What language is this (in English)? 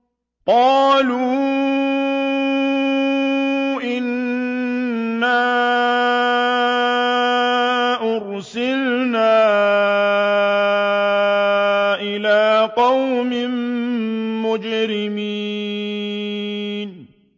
Arabic